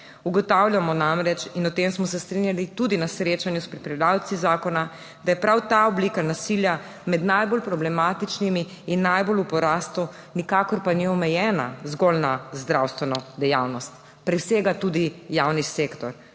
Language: Slovenian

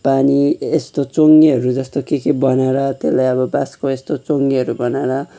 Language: Nepali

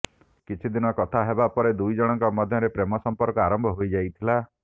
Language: Odia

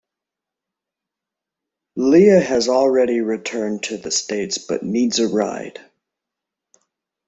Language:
English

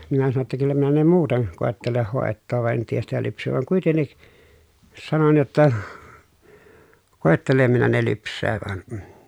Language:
Finnish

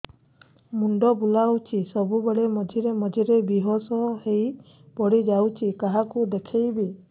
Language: Odia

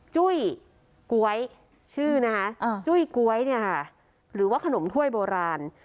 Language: Thai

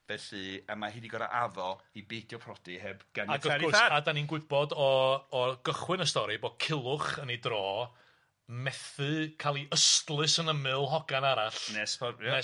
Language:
Welsh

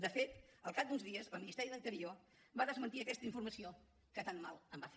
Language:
Catalan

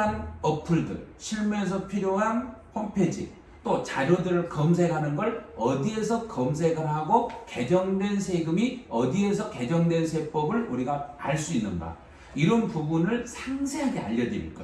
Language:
Korean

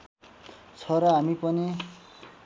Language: Nepali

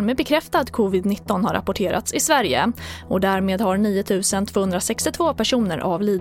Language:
Swedish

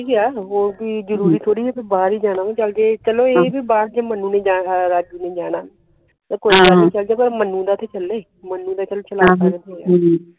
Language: Punjabi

